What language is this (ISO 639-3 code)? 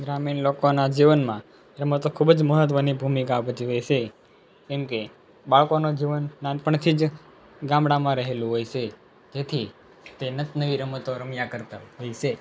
guj